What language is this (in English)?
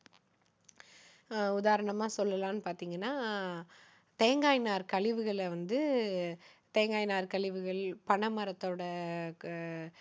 Tamil